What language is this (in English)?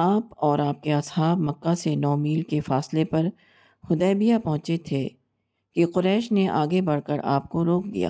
Urdu